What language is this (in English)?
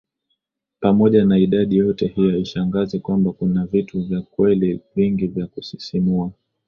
Swahili